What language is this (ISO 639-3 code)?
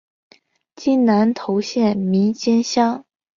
zho